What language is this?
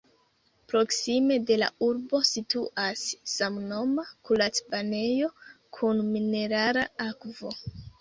Esperanto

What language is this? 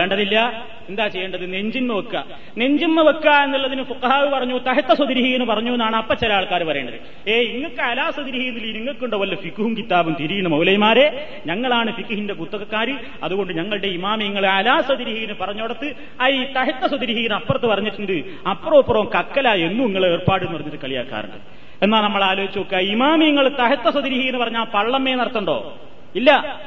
Malayalam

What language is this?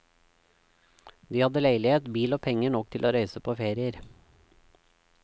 Norwegian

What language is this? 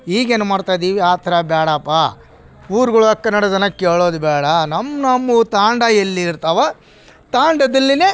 Kannada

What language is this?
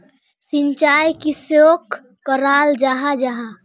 Magahi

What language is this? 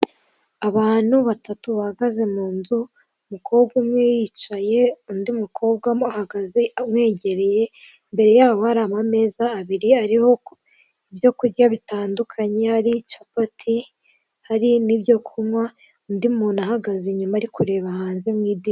Kinyarwanda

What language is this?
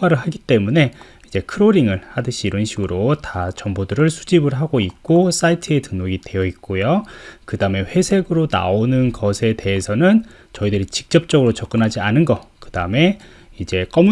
Korean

